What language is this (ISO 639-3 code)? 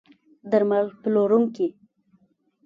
pus